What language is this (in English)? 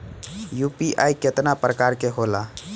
Bhojpuri